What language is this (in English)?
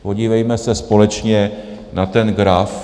Czech